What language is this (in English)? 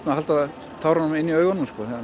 Icelandic